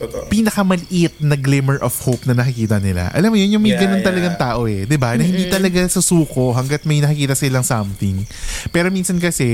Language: Filipino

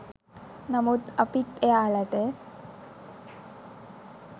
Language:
Sinhala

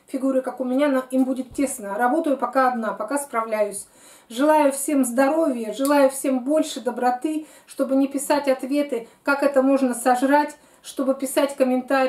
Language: Russian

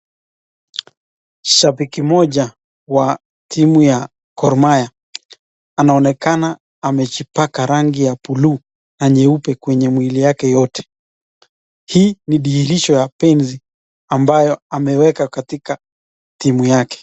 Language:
Swahili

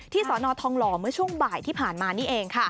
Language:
Thai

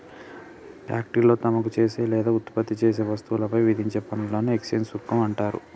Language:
Telugu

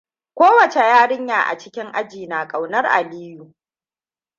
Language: Hausa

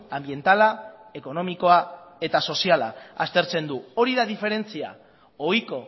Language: Basque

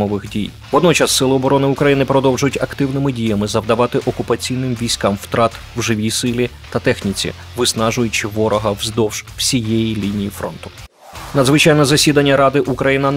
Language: Ukrainian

